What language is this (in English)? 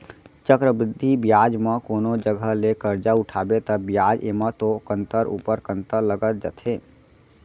Chhattisgarhi